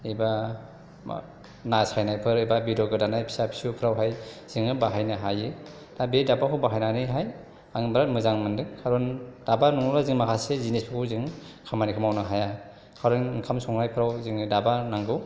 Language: Bodo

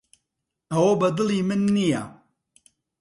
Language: Central Kurdish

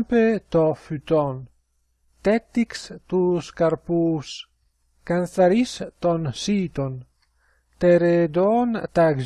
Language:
Greek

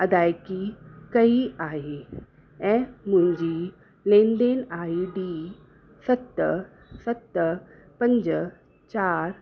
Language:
Sindhi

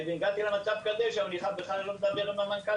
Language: Hebrew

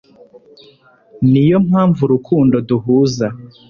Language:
Kinyarwanda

